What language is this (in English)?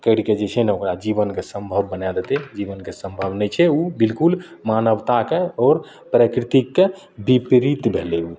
Maithili